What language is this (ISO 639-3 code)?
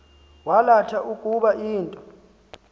xho